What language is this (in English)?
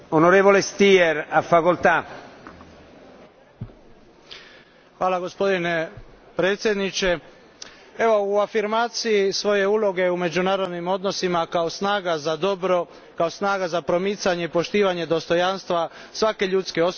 Croatian